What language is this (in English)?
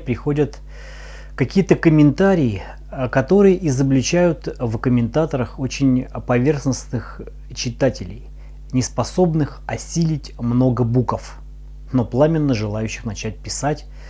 Russian